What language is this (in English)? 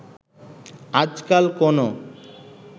Bangla